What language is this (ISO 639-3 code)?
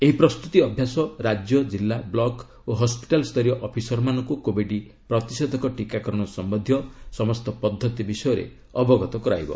ori